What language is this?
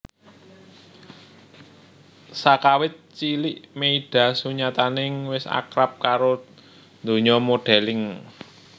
Javanese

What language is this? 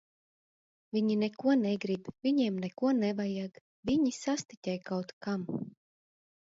Latvian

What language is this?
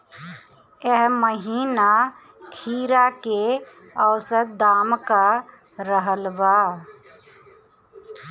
Bhojpuri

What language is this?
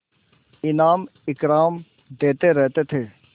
Hindi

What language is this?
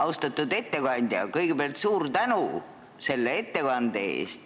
Estonian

